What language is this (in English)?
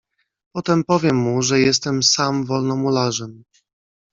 Polish